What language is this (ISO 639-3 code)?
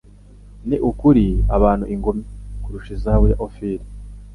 kin